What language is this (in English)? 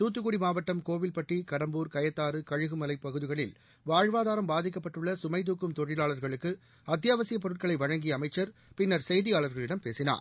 Tamil